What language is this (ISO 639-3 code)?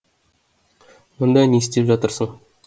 kaz